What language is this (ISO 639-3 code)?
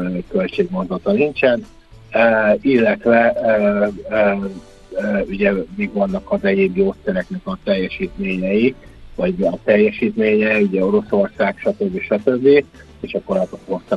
hun